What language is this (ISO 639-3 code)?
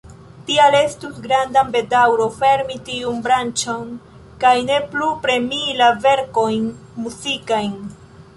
epo